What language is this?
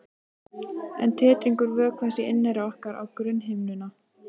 Icelandic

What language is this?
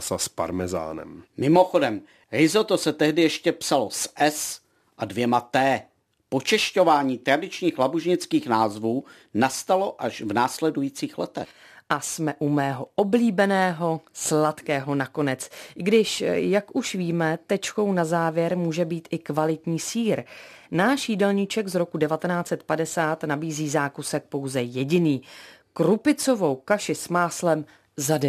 Czech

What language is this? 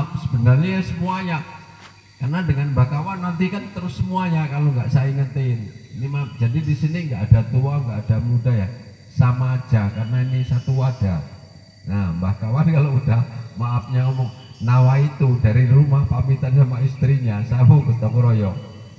Indonesian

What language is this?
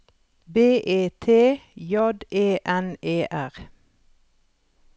Norwegian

